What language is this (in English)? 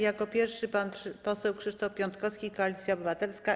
Polish